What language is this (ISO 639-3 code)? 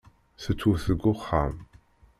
kab